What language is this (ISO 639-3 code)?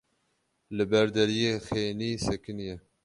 kur